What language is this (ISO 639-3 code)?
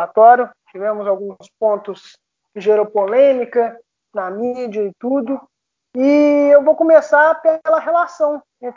por